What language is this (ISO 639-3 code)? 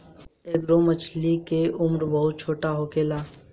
bho